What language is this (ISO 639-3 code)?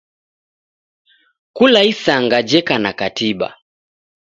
dav